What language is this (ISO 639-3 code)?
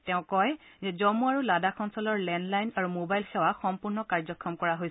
asm